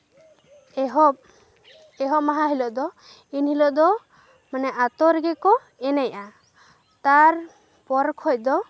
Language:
Santali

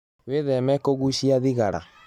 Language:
Kikuyu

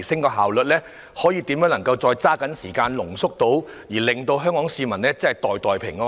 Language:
Cantonese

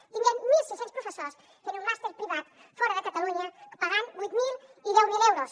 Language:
Catalan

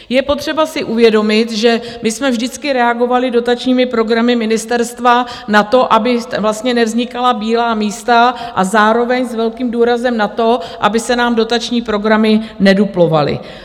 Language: Czech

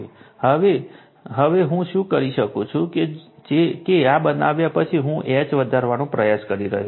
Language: Gujarati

